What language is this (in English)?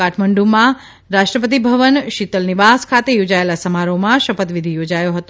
Gujarati